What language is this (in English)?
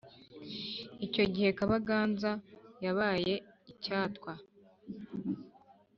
Kinyarwanda